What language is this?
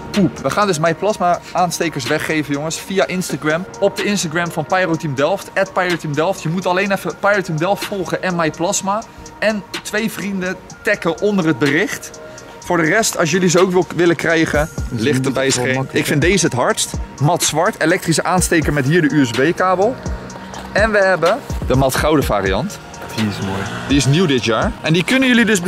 Dutch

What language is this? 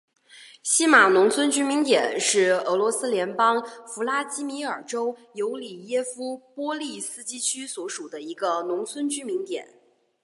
Chinese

